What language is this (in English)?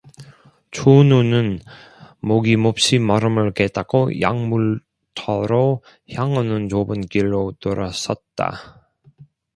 Korean